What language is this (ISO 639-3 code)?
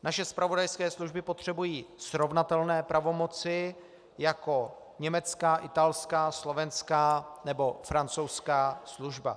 ces